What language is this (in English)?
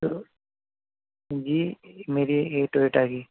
Urdu